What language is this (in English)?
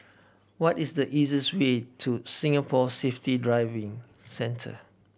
English